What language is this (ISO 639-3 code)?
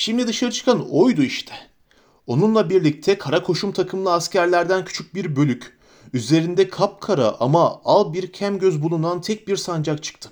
tur